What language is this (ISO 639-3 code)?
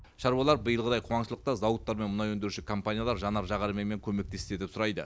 kaz